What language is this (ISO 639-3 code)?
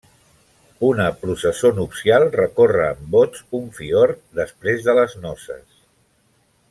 cat